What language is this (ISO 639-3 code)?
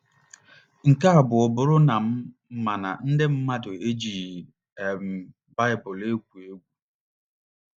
ibo